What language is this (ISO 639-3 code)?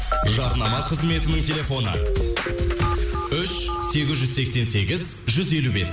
kaz